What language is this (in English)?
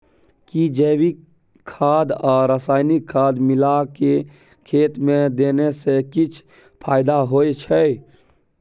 Maithili